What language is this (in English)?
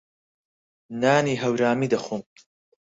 Central Kurdish